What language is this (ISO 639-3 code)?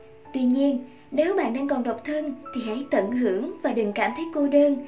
vie